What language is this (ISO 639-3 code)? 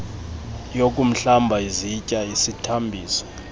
xho